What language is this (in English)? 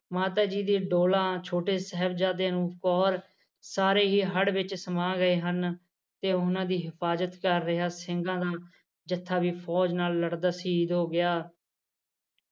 Punjabi